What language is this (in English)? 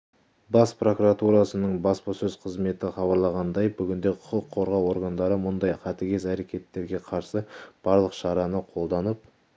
Kazakh